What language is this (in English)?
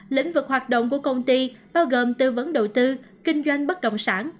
Vietnamese